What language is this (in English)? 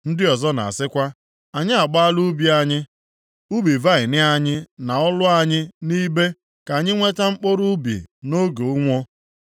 Igbo